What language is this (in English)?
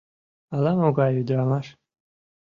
Mari